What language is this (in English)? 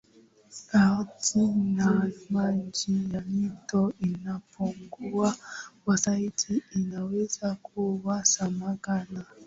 Swahili